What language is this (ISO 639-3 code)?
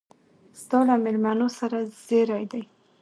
pus